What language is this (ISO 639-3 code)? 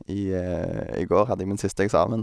nor